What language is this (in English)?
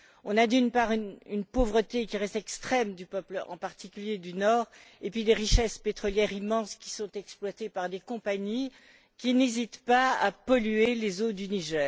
French